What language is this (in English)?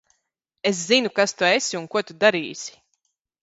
Latvian